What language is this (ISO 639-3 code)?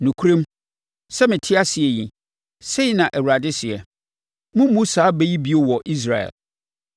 aka